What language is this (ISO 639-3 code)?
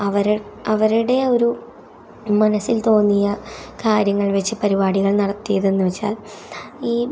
mal